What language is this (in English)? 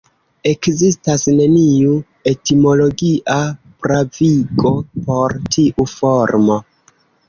Esperanto